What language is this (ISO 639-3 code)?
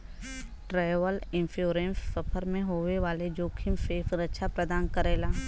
bho